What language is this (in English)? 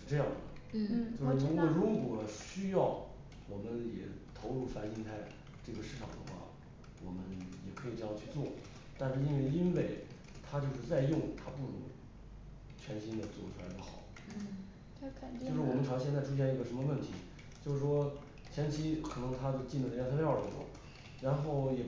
Chinese